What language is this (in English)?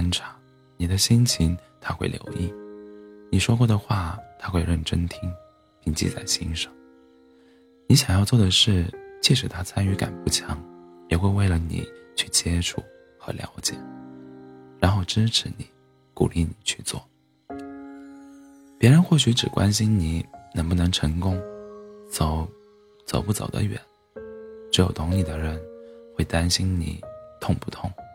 Chinese